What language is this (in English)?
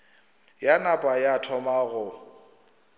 Northern Sotho